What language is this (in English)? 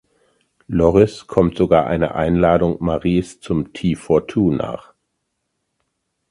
German